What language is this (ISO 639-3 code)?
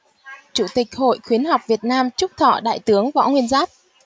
vie